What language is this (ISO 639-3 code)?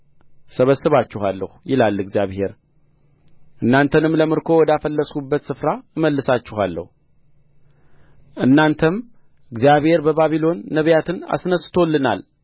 amh